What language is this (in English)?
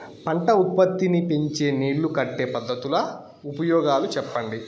Telugu